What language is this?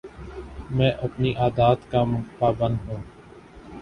Urdu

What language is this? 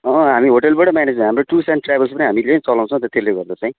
Nepali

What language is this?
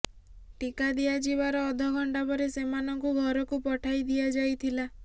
Odia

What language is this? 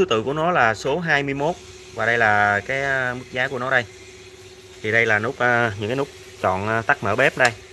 Vietnamese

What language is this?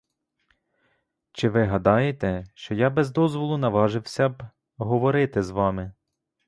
Ukrainian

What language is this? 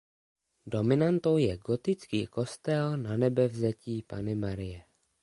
Czech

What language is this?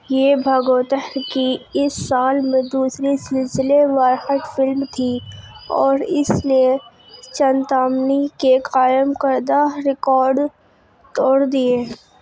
Urdu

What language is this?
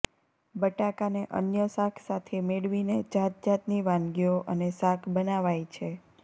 Gujarati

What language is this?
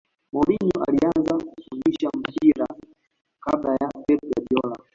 Swahili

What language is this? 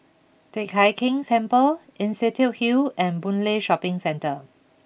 English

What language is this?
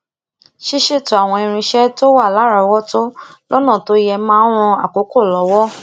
Yoruba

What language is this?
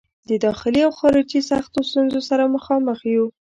Pashto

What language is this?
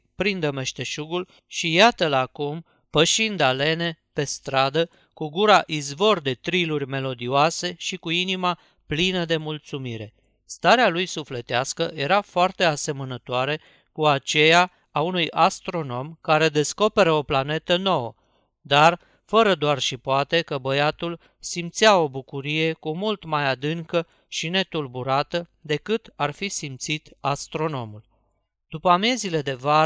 Romanian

